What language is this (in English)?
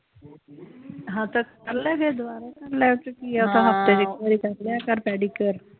Punjabi